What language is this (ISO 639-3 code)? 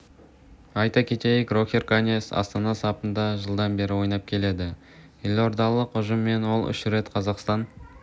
kaz